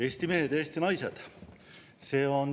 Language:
Estonian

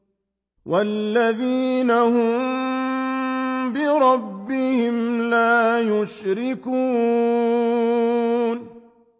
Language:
Arabic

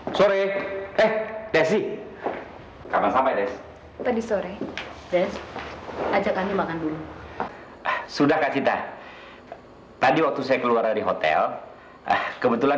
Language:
Indonesian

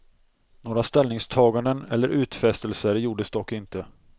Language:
Swedish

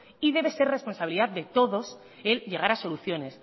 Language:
Spanish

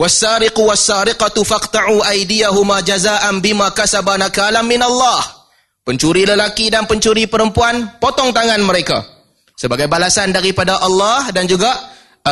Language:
Malay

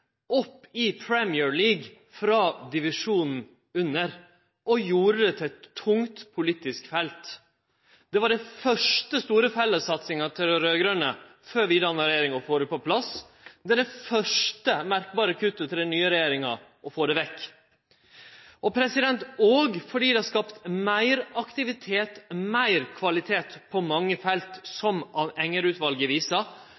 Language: Norwegian Nynorsk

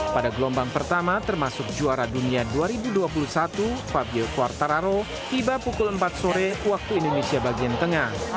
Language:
Indonesian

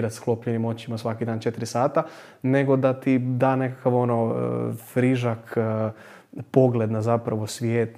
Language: Croatian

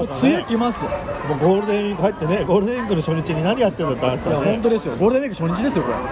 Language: Japanese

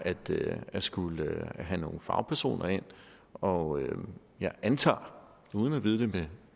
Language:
Danish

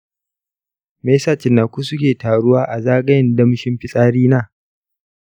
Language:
Hausa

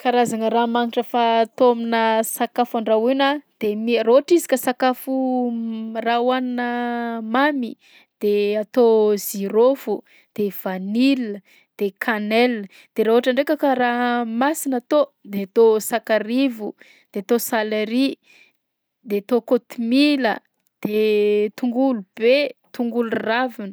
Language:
Southern Betsimisaraka Malagasy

